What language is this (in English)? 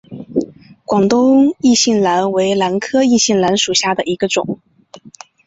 Chinese